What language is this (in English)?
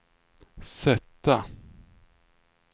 Swedish